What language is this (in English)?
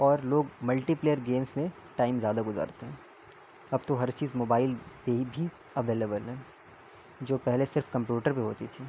Urdu